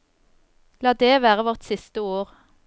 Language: Norwegian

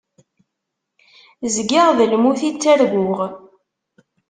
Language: Kabyle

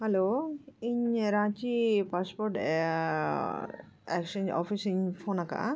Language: Santali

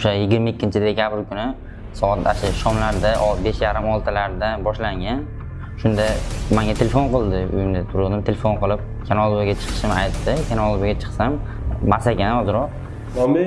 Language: French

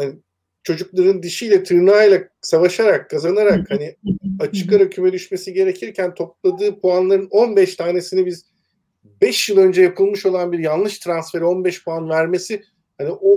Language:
Turkish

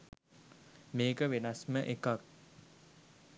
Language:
Sinhala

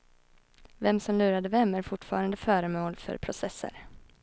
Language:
Swedish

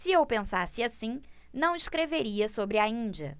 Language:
Portuguese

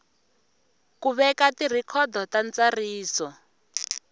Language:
Tsonga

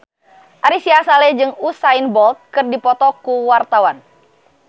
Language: Sundanese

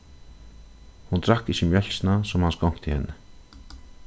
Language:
Faroese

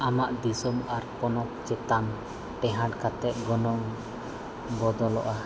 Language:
Santali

